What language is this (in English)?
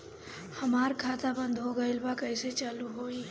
Bhojpuri